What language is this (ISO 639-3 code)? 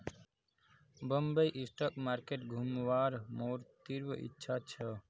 mag